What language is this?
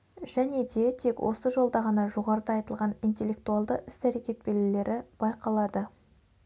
Kazakh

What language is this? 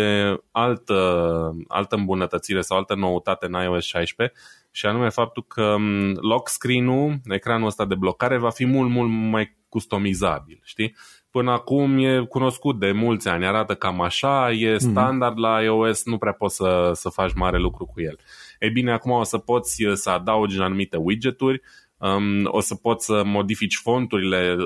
Romanian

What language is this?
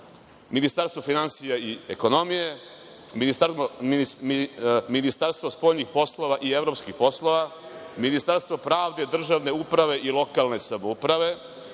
Serbian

